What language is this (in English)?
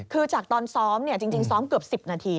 Thai